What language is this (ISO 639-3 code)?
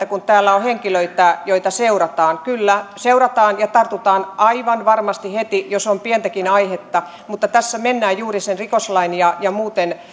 fin